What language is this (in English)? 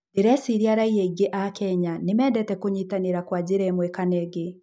Kikuyu